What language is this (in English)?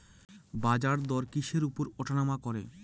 Bangla